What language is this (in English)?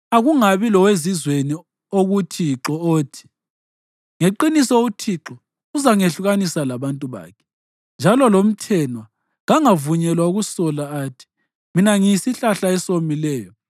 North Ndebele